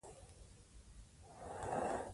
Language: Pashto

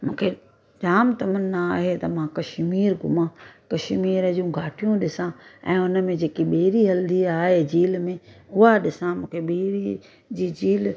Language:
Sindhi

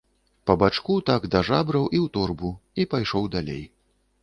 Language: Belarusian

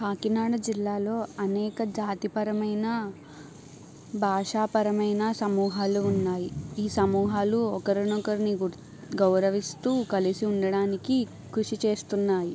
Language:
Telugu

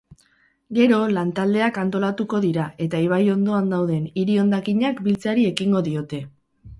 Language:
Basque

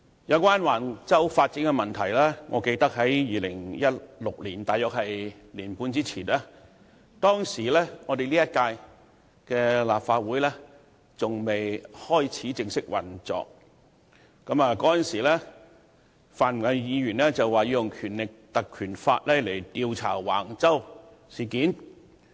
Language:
Cantonese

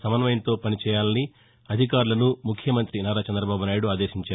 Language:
Telugu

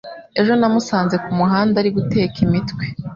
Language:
Kinyarwanda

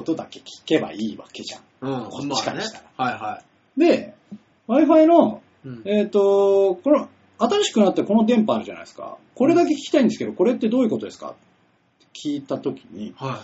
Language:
Japanese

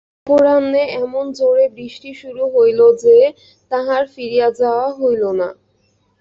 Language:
Bangla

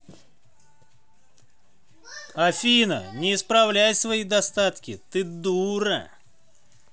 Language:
Russian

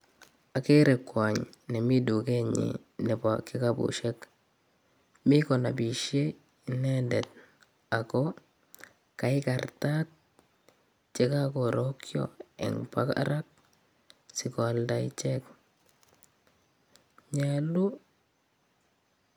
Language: Kalenjin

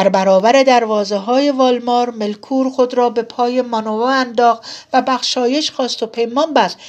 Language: Persian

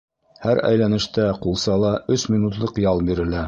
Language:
Bashkir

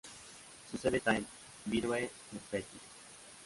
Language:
Spanish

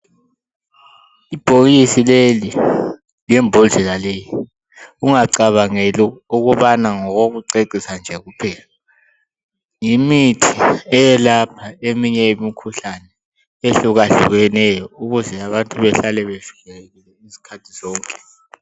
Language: North Ndebele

